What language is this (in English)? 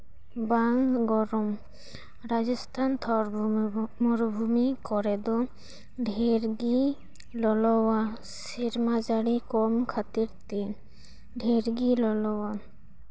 Santali